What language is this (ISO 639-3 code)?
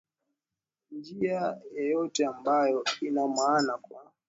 swa